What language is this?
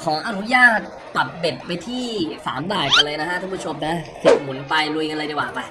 Thai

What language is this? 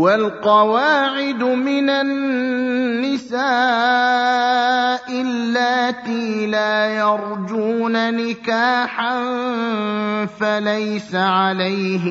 Arabic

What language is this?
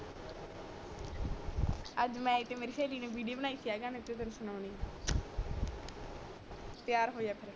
Punjabi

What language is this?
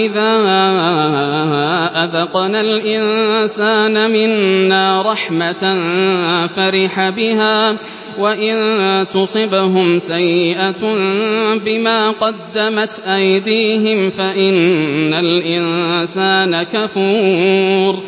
Arabic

